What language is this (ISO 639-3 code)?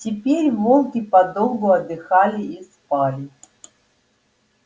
rus